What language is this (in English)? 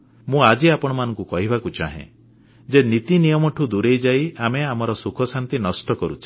Odia